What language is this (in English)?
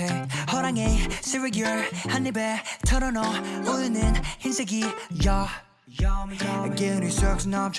Indonesian